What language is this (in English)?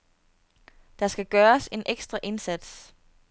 Danish